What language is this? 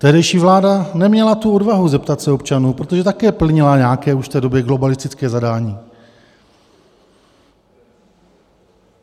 Czech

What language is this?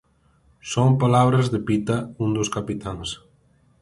Galician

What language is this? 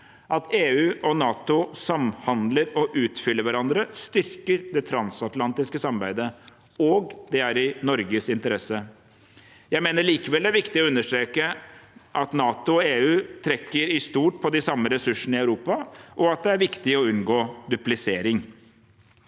Norwegian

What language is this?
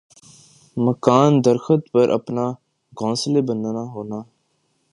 Urdu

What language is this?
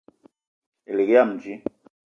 Eton (Cameroon)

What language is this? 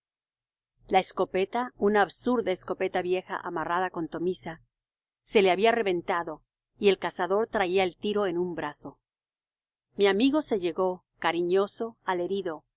Spanish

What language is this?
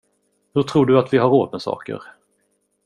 Swedish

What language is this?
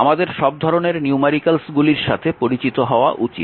Bangla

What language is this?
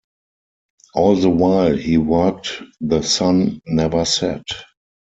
English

